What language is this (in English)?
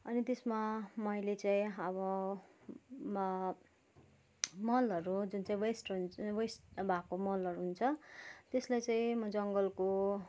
Nepali